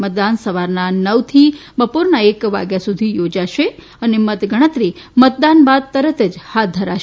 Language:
Gujarati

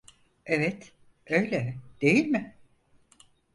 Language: Turkish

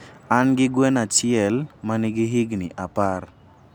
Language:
Luo (Kenya and Tanzania)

